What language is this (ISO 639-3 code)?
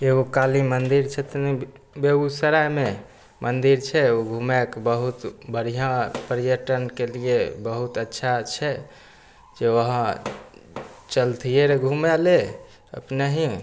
mai